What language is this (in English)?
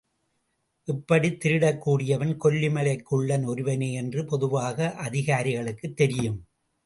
Tamil